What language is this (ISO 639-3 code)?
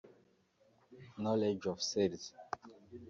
kin